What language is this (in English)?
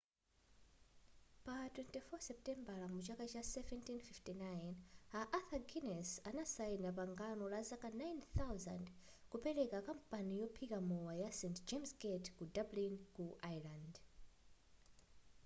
Nyanja